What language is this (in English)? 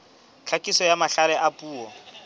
Southern Sotho